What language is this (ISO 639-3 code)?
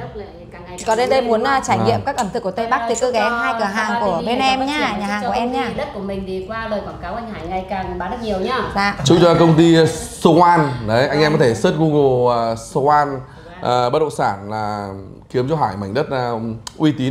vie